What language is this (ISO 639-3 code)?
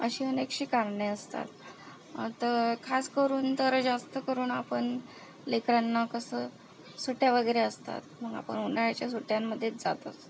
mar